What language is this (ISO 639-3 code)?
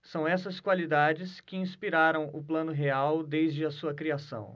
por